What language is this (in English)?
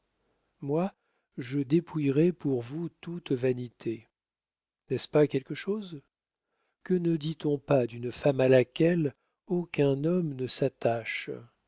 French